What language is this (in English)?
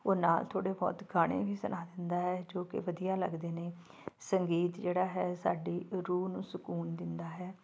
Punjabi